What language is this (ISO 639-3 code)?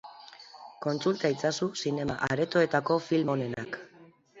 eus